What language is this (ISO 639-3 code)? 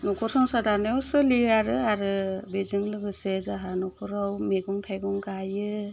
brx